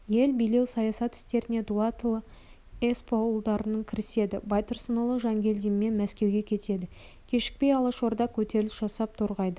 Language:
Kazakh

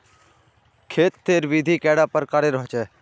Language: Magahi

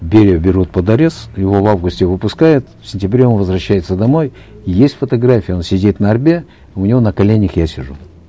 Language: Kazakh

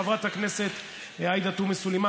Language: Hebrew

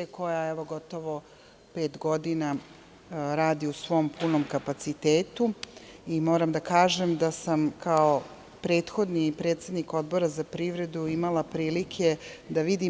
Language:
Serbian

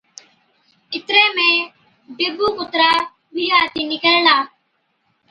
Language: Od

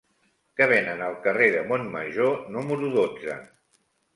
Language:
Catalan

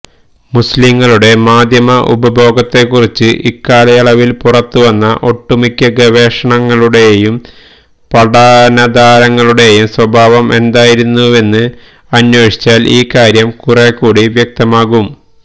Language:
Malayalam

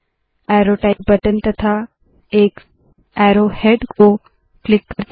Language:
Hindi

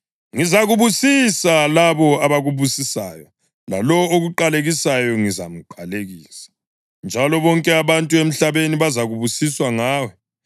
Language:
North Ndebele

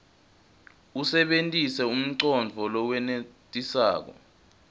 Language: Swati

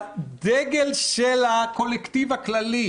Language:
Hebrew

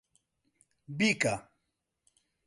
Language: Central Kurdish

